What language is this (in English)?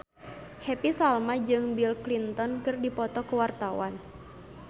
Sundanese